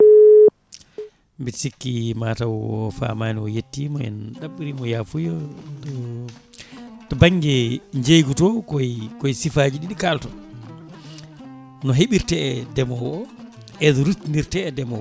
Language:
Fula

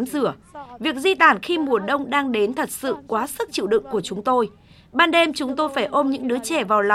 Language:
Vietnamese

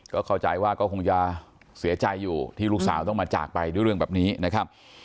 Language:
Thai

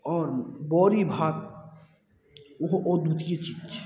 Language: Maithili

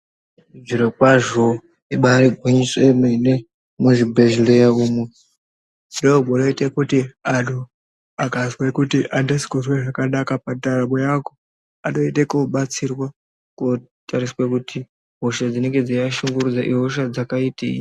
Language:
Ndau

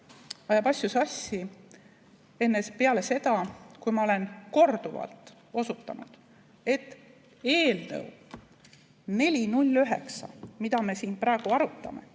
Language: Estonian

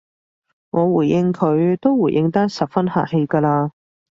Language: Cantonese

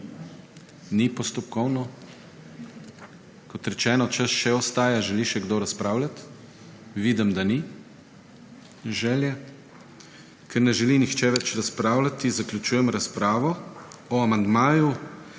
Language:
Slovenian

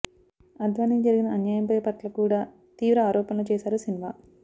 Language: Telugu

